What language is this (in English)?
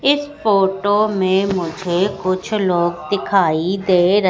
Hindi